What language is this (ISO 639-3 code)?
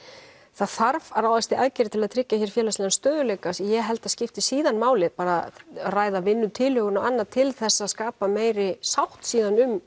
isl